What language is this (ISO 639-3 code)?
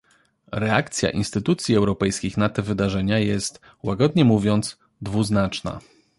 pol